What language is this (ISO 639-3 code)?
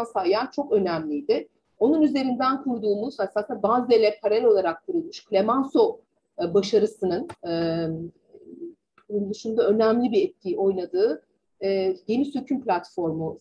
tur